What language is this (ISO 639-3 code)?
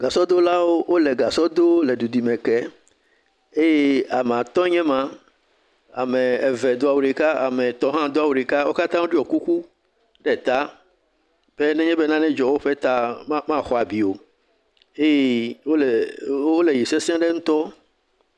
ewe